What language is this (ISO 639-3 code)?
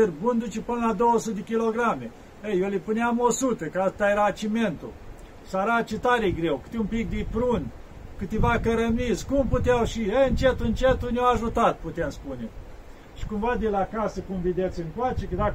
ron